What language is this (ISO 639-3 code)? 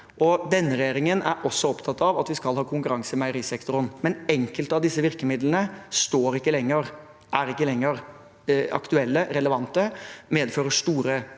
nor